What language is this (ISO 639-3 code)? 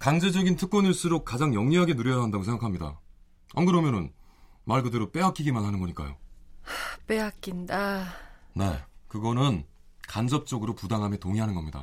kor